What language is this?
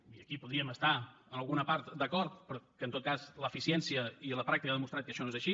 Catalan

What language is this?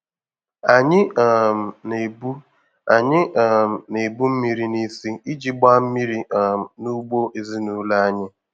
Igbo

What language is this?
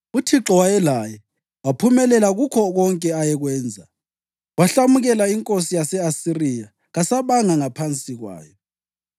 North Ndebele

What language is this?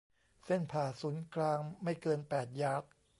Thai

